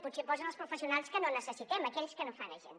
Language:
Catalan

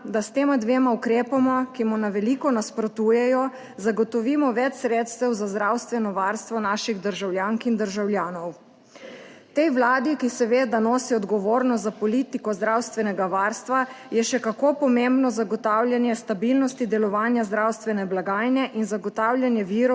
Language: Slovenian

